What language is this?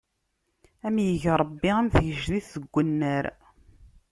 Kabyle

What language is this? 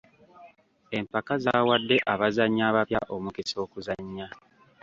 Ganda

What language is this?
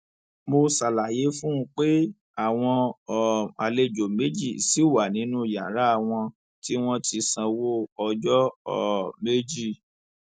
Yoruba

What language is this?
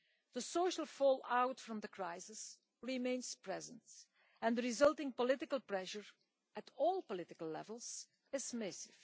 English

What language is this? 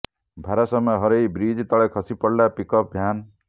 Odia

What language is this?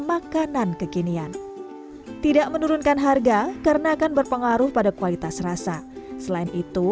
Indonesian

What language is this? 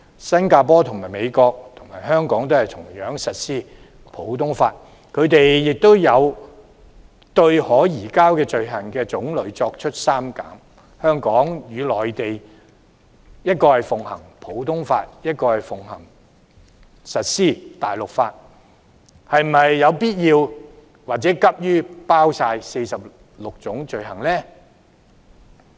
Cantonese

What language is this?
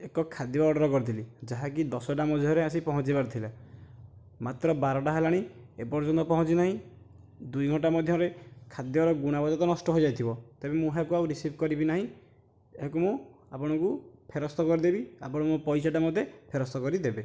Odia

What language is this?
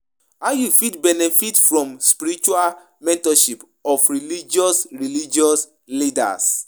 Nigerian Pidgin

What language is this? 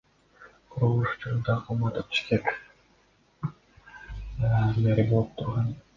Kyrgyz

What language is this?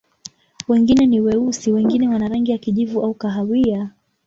Swahili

